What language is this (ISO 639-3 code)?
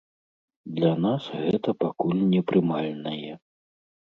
bel